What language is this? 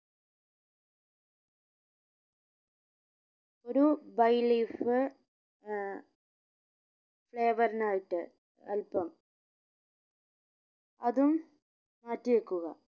Malayalam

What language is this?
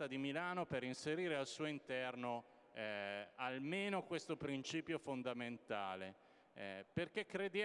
Italian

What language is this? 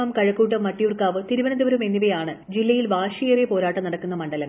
Malayalam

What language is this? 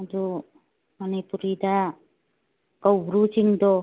Manipuri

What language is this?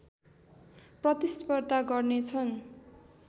Nepali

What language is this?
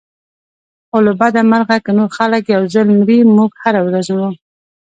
Pashto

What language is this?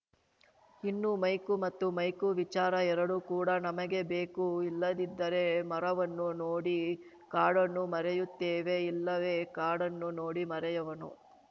Kannada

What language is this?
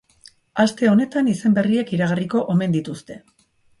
Basque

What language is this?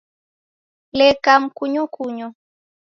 Taita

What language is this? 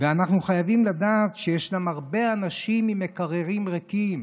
Hebrew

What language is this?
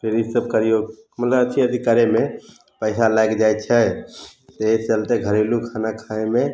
Maithili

